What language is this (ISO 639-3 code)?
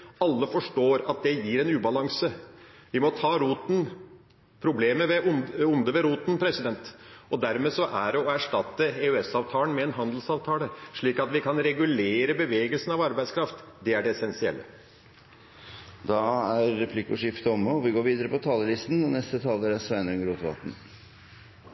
nor